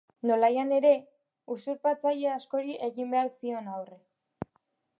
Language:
Basque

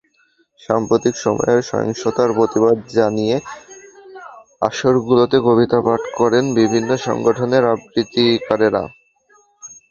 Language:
Bangla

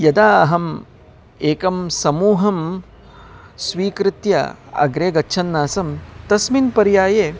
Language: Sanskrit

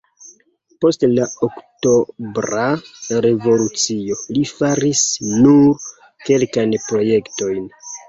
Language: Esperanto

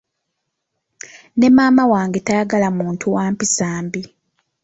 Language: Ganda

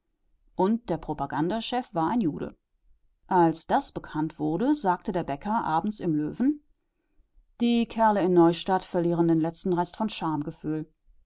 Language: German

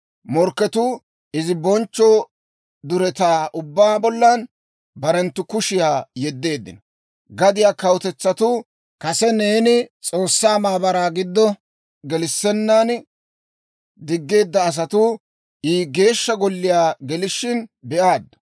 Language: Dawro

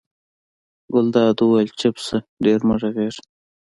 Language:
Pashto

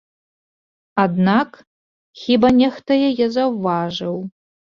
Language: Belarusian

